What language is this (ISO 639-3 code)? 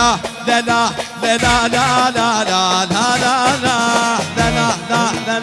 ara